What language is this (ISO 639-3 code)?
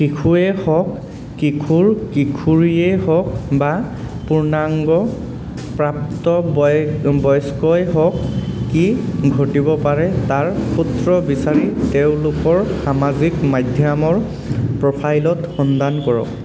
asm